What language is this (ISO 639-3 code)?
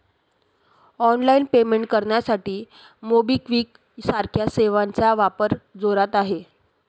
mar